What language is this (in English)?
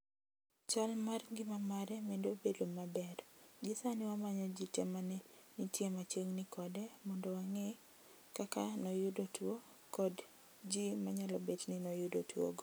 Luo (Kenya and Tanzania)